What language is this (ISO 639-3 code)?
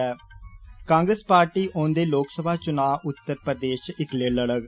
doi